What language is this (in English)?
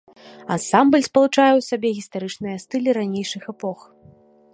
Belarusian